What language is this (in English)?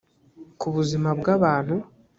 Kinyarwanda